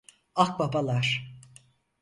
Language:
Turkish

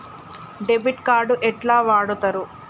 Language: Telugu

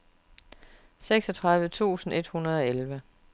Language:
Danish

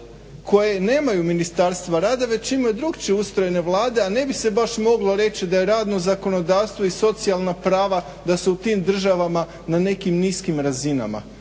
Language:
Croatian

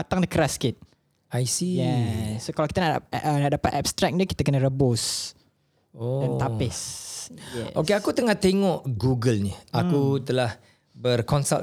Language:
Malay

